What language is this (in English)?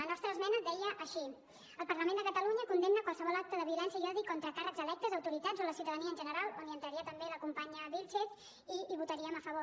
Catalan